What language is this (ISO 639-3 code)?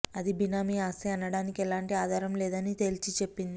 tel